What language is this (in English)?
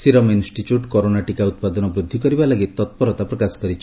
Odia